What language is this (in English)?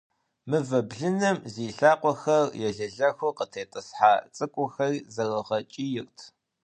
Kabardian